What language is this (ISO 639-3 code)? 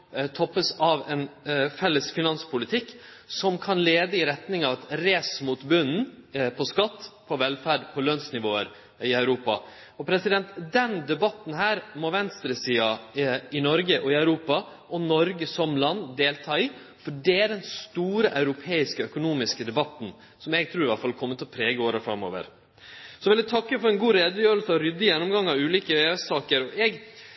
nno